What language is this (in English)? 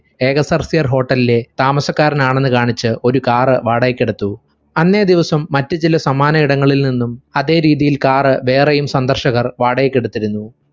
Malayalam